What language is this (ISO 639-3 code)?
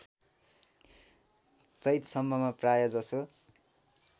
nep